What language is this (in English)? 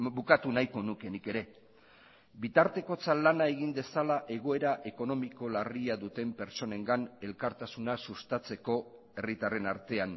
Basque